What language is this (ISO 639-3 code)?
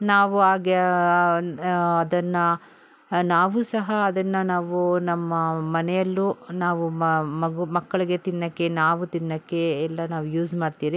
kan